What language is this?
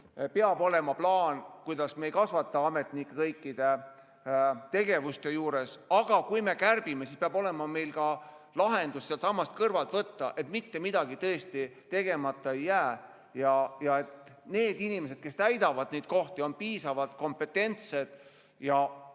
Estonian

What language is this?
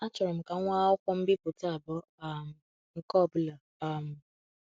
Igbo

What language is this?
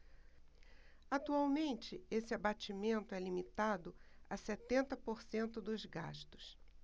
Portuguese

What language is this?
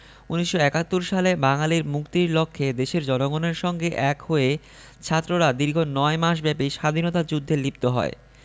Bangla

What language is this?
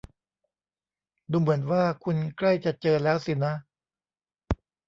Thai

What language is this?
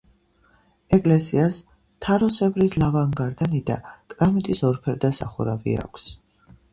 Georgian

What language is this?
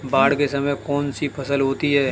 Hindi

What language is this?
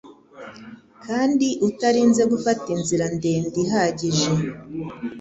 Kinyarwanda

